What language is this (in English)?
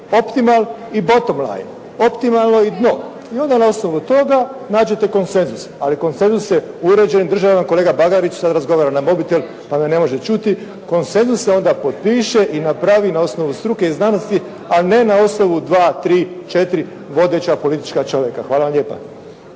Croatian